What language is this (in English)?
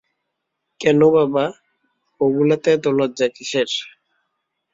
Bangla